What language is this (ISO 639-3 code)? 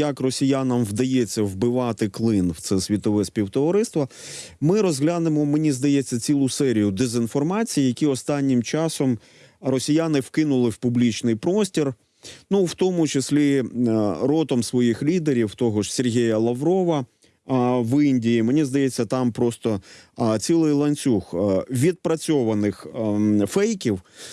ukr